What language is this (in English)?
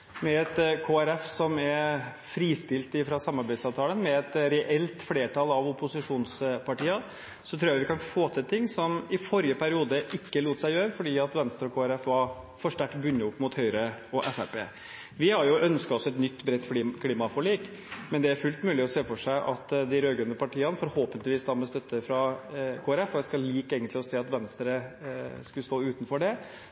Norwegian Bokmål